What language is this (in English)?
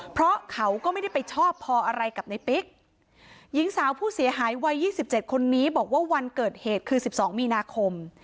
Thai